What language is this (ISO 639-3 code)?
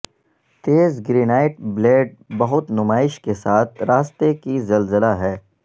urd